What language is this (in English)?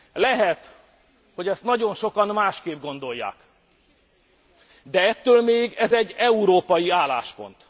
Hungarian